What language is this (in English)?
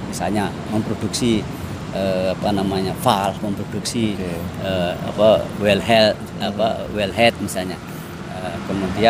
Indonesian